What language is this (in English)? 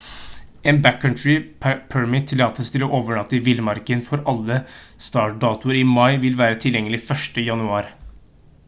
Norwegian Bokmål